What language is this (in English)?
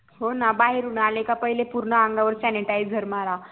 Marathi